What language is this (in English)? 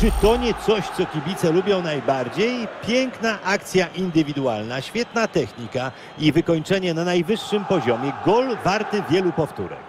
Polish